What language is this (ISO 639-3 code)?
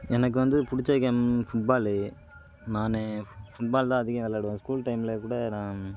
tam